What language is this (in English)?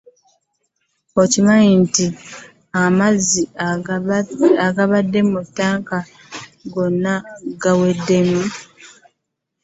Ganda